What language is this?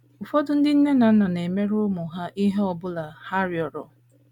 Igbo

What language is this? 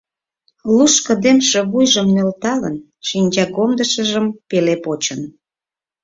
Mari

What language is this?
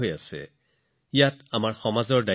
Assamese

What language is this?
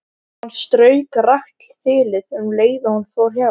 Icelandic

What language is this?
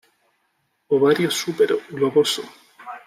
Spanish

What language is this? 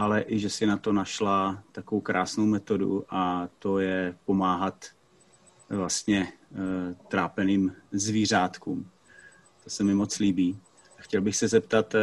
Czech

